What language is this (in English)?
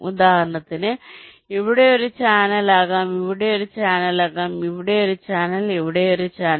Malayalam